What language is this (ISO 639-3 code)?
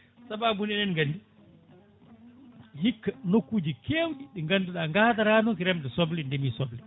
ful